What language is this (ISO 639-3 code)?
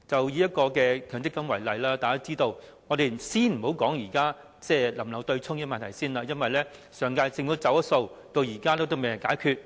yue